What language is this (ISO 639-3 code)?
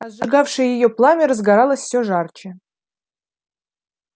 rus